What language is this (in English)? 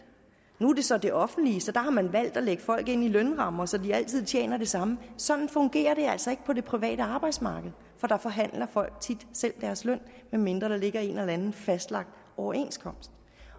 Danish